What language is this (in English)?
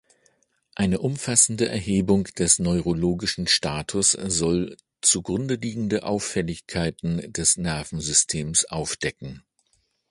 German